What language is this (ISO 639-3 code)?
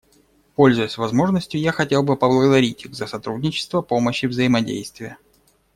rus